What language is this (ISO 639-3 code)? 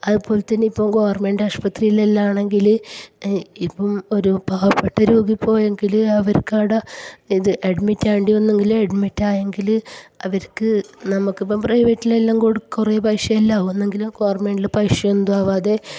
mal